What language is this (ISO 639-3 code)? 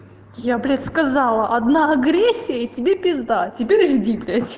rus